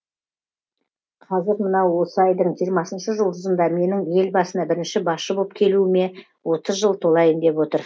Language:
Kazakh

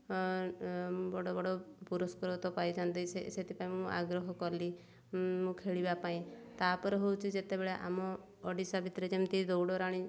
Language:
Odia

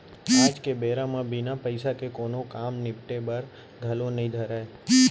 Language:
Chhattisgarhi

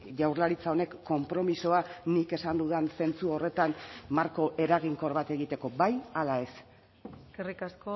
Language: Basque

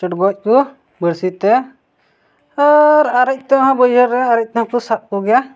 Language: Santali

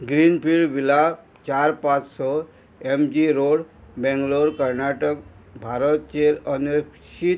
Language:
Konkani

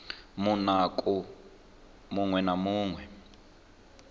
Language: Venda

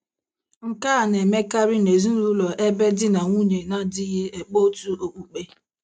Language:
Igbo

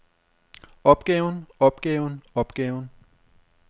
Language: Danish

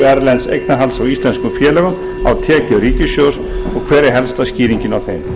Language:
Icelandic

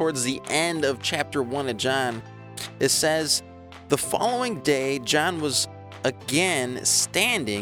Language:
English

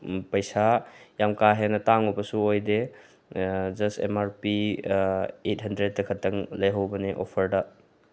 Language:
Manipuri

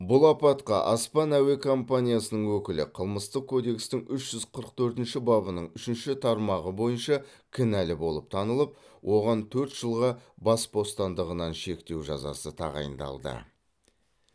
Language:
Kazakh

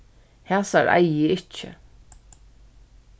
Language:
Faroese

